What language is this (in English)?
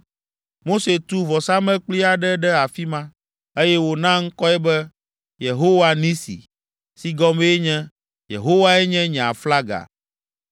Ewe